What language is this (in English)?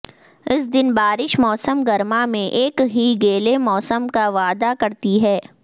Urdu